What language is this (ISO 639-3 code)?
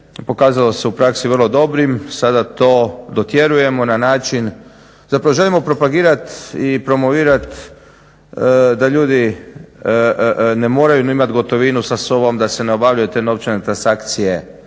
hrv